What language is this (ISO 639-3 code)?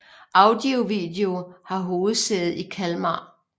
dan